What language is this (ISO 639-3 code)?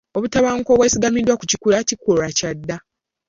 lug